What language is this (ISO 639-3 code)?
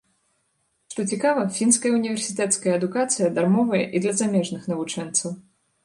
bel